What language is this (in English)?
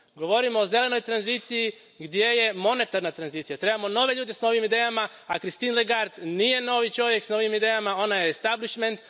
Croatian